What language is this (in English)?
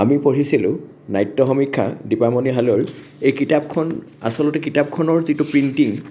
Assamese